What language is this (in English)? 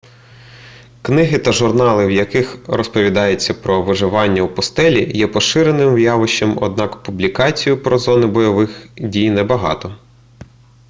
Ukrainian